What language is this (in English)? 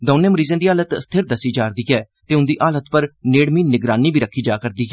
Dogri